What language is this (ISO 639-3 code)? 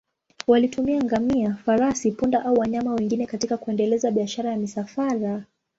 swa